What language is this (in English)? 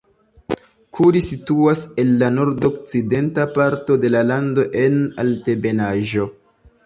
Esperanto